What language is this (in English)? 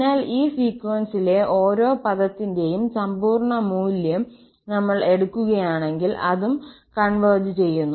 Malayalam